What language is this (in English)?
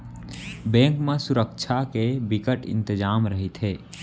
Chhattisgarhi